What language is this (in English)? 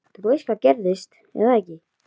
Icelandic